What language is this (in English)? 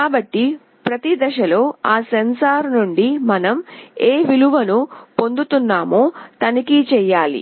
Telugu